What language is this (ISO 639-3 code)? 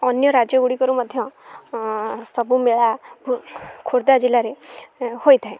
ori